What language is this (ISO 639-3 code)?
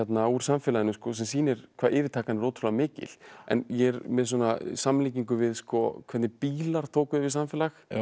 isl